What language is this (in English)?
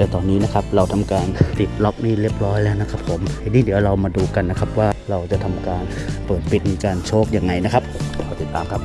Thai